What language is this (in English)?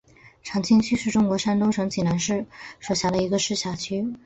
Chinese